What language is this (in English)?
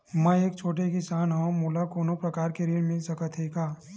Chhattisgarhi